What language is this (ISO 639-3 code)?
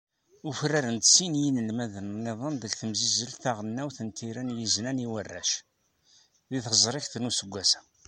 kab